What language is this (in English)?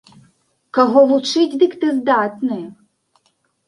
Belarusian